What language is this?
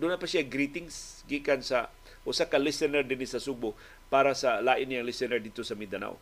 Filipino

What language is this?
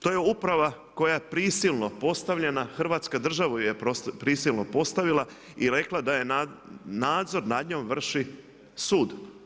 Croatian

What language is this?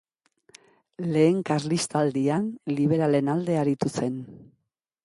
Basque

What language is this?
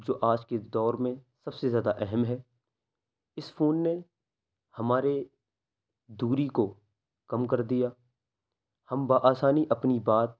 Urdu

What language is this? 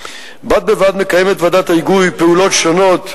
Hebrew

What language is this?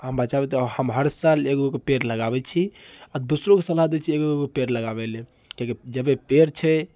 Maithili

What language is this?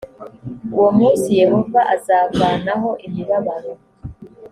Kinyarwanda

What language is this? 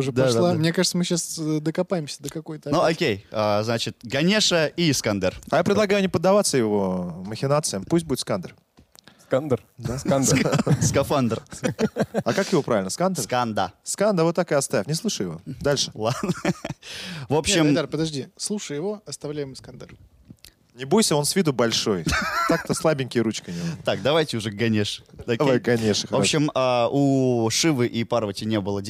Russian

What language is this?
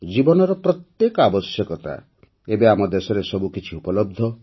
Odia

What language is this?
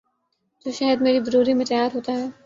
Urdu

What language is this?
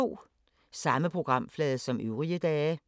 Danish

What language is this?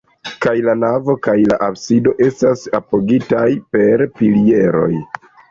Esperanto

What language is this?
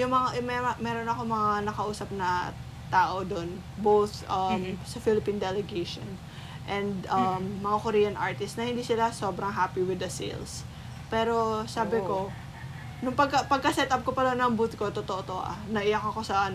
Filipino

